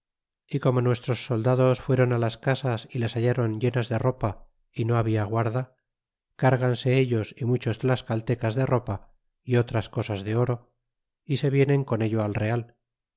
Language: Spanish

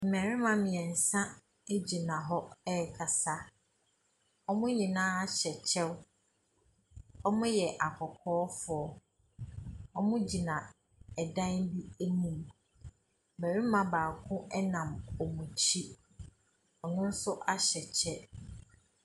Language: Akan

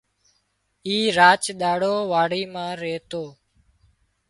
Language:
Wadiyara Koli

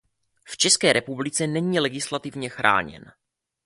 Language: Czech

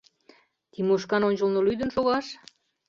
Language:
Mari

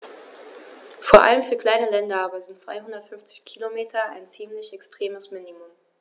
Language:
German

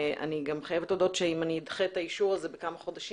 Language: Hebrew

